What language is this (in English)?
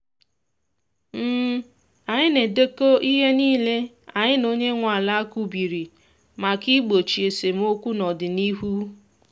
Igbo